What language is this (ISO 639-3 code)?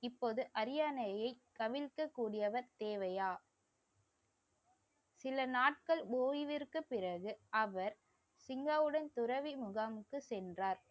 tam